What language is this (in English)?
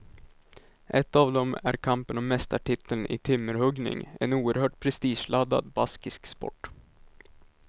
Swedish